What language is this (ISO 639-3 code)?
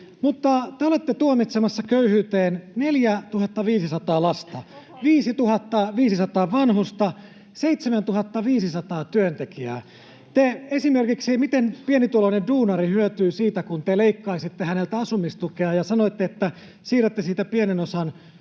fin